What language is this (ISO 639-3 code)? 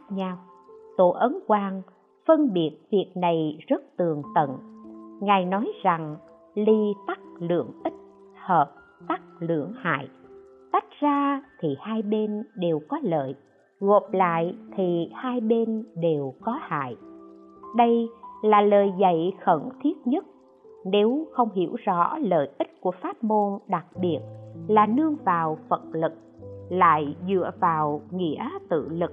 vie